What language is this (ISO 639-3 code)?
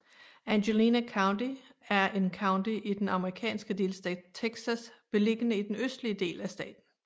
dan